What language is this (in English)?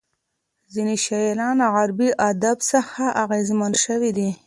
Pashto